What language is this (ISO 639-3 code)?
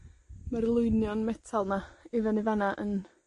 cym